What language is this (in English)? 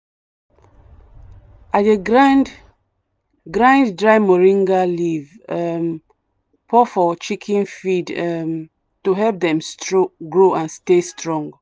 Nigerian Pidgin